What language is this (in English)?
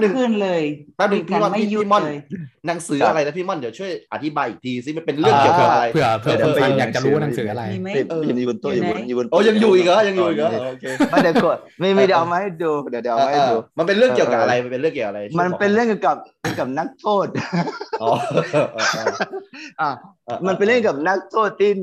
Thai